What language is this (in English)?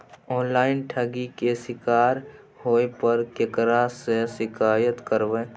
Maithili